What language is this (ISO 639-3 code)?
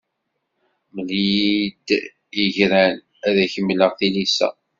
kab